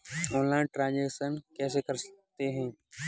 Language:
Hindi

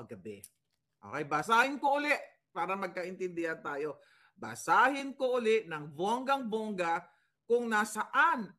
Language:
Filipino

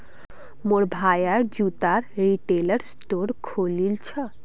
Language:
Magahi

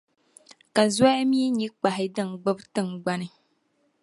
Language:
Dagbani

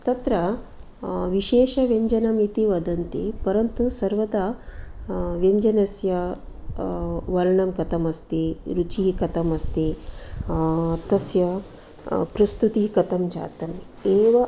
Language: Sanskrit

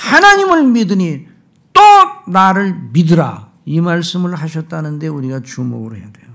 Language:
Korean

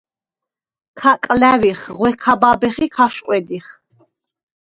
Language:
Svan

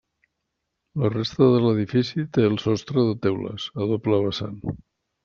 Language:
Catalan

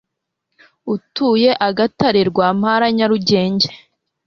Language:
Kinyarwanda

